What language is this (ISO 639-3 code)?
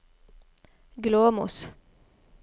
nor